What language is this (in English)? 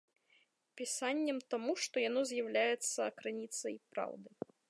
Belarusian